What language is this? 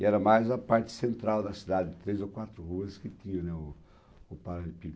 Portuguese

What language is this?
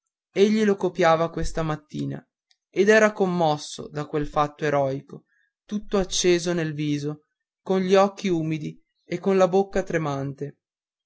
Italian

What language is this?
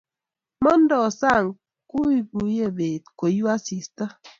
Kalenjin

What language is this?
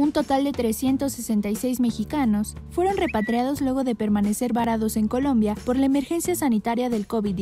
Spanish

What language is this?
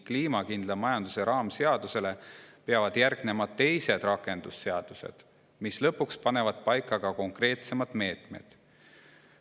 Estonian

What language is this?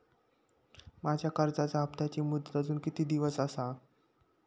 Marathi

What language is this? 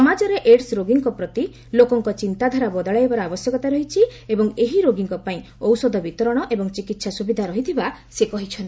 Odia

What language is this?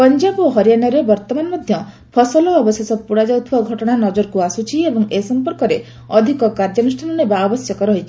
Odia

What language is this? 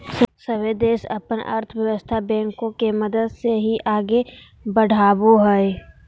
Magahi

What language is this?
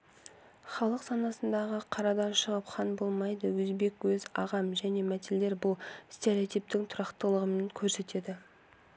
Kazakh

